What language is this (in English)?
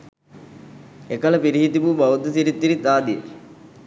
Sinhala